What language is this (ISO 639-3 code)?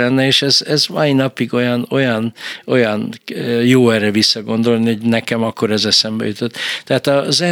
hun